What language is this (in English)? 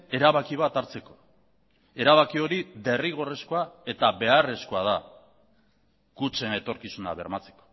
Basque